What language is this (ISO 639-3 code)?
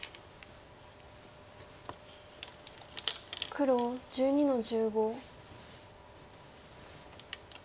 jpn